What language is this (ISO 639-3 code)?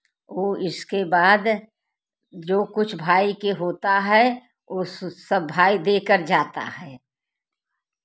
hin